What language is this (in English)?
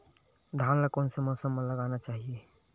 Chhattisgarhi